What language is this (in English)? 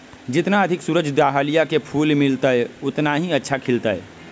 Magahi